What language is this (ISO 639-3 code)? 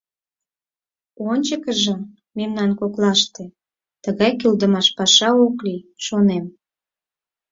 chm